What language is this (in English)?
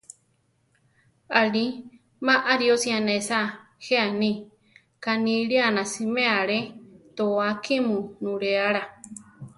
Central Tarahumara